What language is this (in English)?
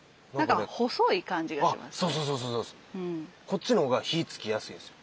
Japanese